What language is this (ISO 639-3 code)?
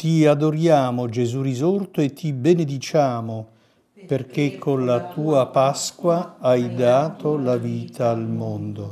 ita